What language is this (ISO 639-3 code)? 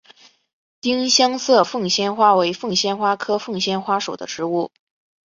zho